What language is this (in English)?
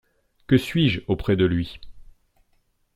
French